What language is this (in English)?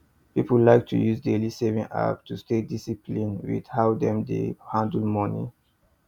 Nigerian Pidgin